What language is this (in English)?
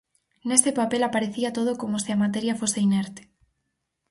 Galician